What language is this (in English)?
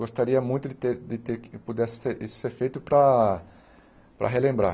Portuguese